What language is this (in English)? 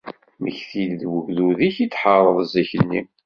Kabyle